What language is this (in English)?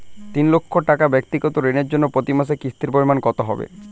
Bangla